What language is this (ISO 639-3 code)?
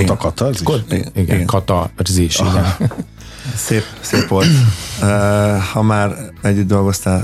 hun